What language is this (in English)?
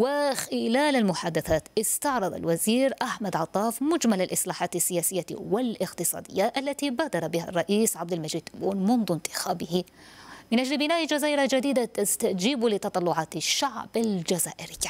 Arabic